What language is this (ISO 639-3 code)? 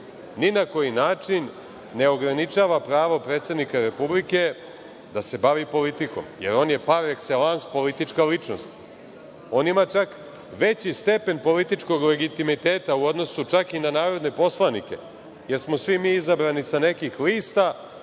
srp